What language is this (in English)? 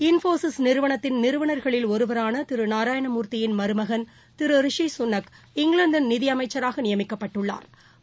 Tamil